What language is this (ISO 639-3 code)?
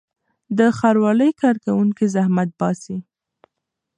pus